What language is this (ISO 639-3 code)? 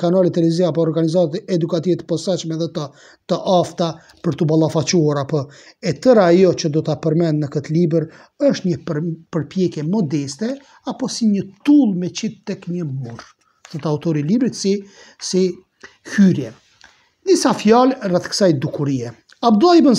ron